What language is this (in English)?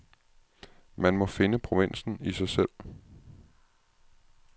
Danish